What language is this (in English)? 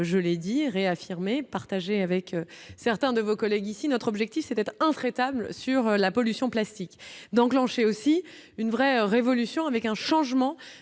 French